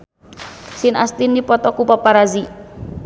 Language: Sundanese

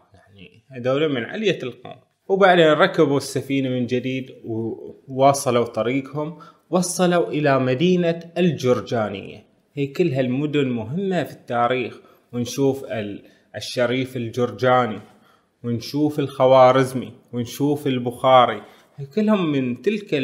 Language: Arabic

